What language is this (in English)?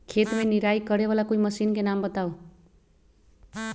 Magahi